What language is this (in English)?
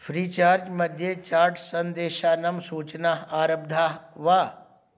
Sanskrit